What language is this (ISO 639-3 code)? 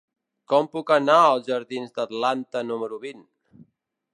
cat